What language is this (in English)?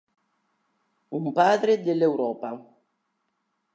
Italian